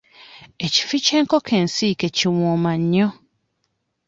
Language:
Ganda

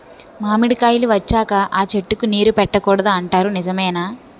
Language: Telugu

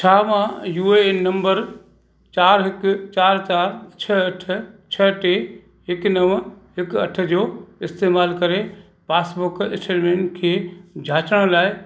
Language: Sindhi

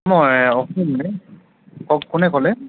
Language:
Assamese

